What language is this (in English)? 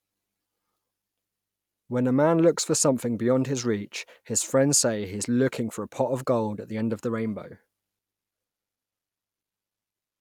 English